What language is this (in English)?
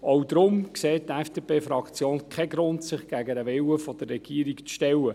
Swiss German